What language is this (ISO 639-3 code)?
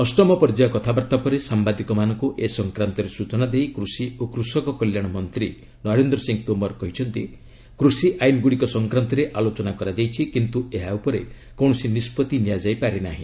ori